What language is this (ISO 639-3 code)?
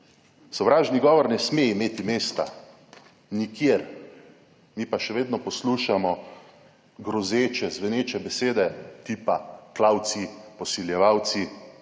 slv